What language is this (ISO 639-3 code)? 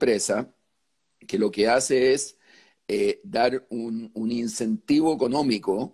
spa